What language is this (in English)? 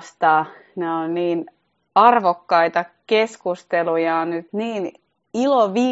Finnish